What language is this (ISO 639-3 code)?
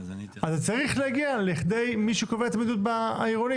heb